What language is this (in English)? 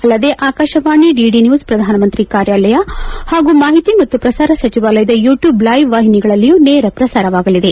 Kannada